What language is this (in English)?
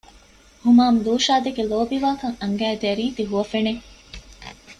Divehi